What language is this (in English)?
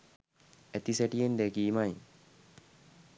Sinhala